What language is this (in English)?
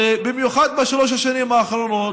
Hebrew